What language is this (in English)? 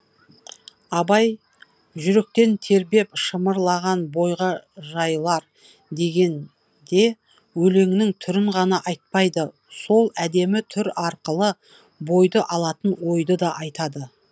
Kazakh